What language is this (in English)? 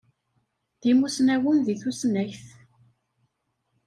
Kabyle